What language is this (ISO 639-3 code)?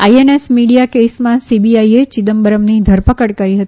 guj